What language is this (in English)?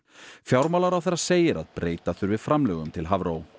Icelandic